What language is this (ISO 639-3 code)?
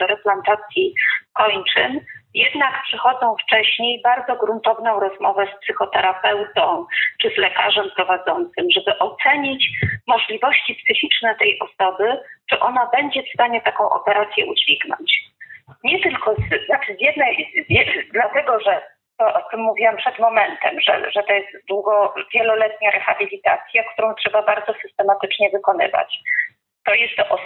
pol